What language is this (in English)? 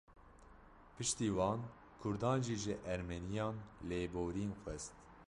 Kurdish